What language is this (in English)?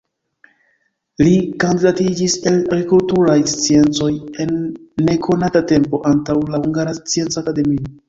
Esperanto